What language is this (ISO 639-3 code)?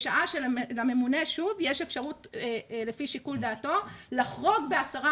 heb